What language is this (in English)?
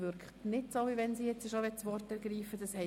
Swiss German